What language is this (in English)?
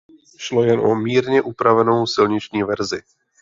Czech